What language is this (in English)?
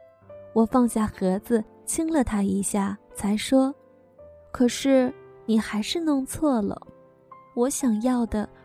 Chinese